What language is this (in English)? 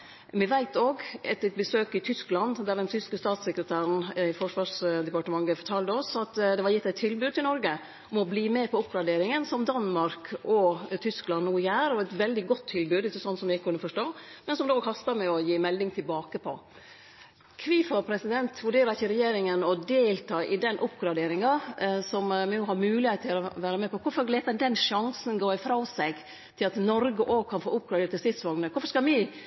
Norwegian Nynorsk